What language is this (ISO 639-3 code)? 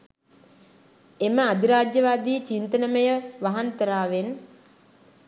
sin